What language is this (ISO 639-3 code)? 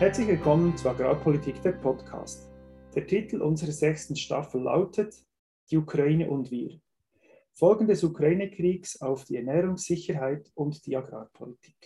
deu